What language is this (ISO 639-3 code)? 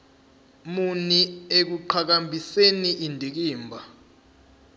zul